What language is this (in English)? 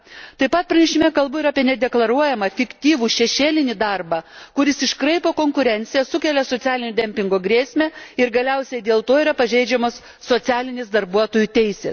Lithuanian